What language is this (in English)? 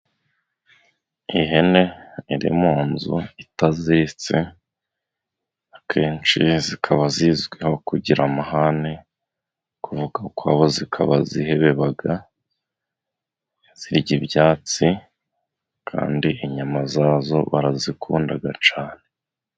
Kinyarwanda